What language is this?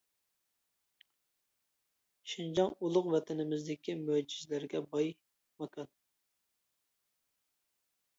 Uyghur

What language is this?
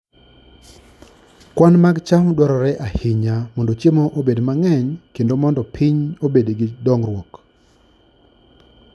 Luo (Kenya and Tanzania)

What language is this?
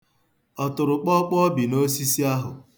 Igbo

